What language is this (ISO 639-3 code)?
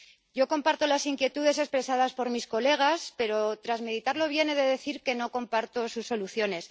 spa